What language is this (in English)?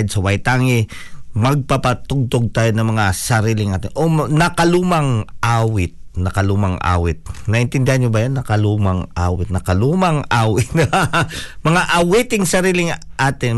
Filipino